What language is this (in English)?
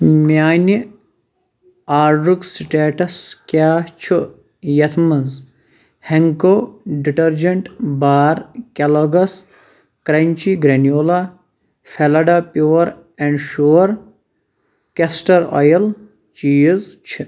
Kashmiri